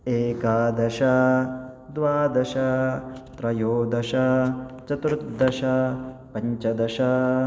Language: Sanskrit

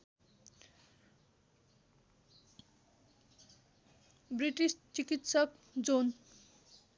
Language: Nepali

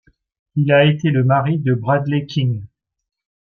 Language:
French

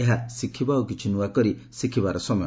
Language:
Odia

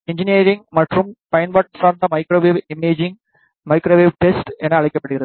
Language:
Tamil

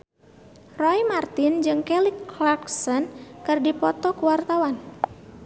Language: Sundanese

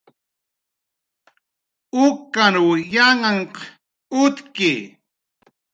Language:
Jaqaru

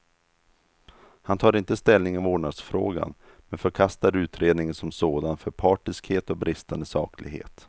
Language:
Swedish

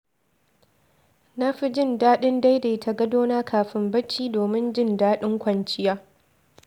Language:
Hausa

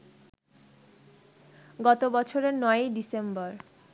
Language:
Bangla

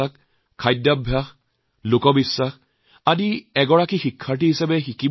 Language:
Assamese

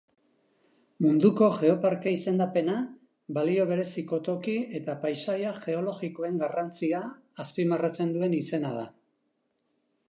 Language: Basque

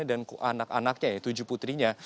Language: Indonesian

